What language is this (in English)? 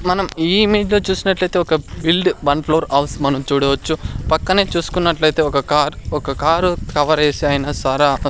Telugu